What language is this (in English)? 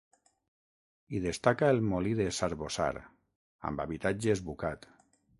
Catalan